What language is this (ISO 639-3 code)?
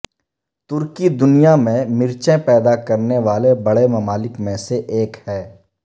urd